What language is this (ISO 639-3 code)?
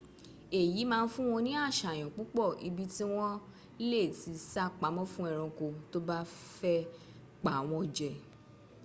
yor